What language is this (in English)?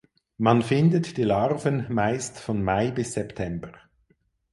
German